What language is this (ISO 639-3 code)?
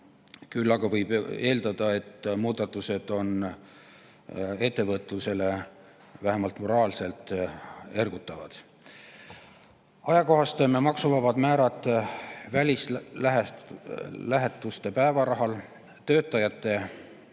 est